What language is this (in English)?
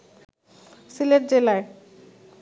Bangla